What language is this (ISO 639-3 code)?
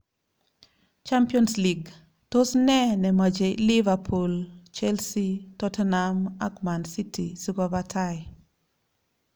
kln